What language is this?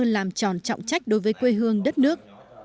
Vietnamese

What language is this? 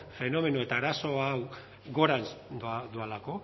Basque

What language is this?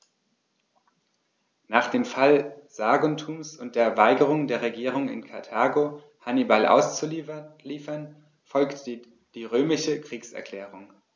German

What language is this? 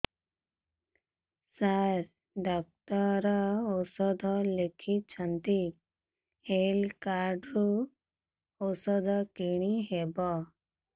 Odia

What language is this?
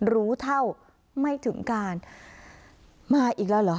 Thai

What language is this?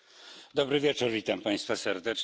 Polish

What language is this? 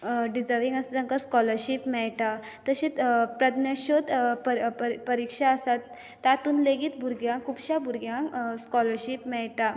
Konkani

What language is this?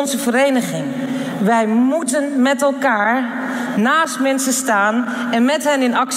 Dutch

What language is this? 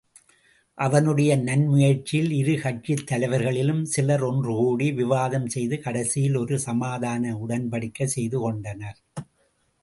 Tamil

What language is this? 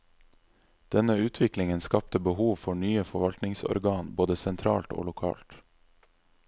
Norwegian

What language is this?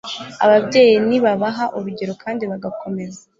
Kinyarwanda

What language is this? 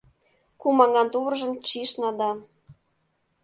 Mari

